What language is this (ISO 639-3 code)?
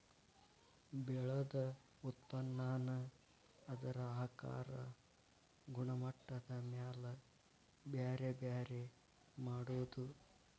kan